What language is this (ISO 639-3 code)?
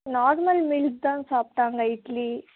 tam